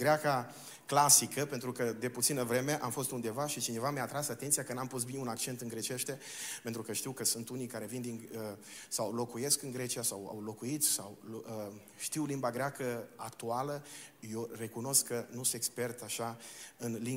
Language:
Romanian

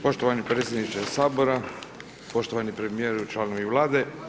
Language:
Croatian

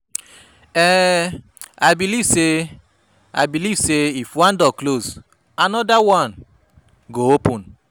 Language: Nigerian Pidgin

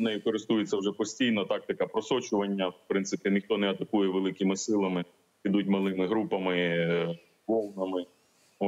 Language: Ukrainian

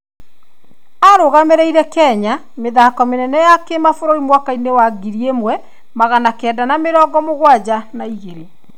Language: Kikuyu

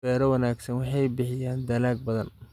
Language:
Somali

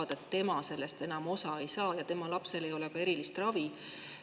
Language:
Estonian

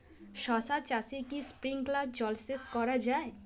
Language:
Bangla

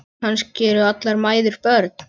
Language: Icelandic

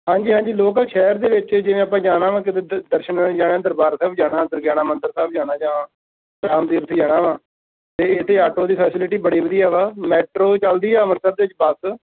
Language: Punjabi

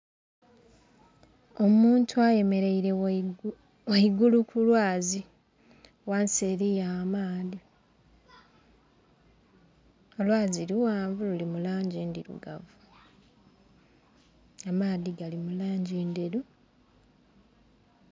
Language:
Soga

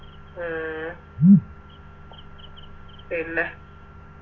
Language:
Malayalam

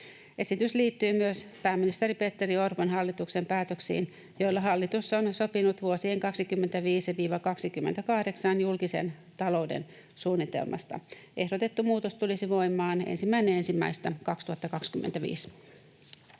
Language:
Finnish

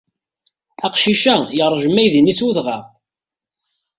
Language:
Kabyle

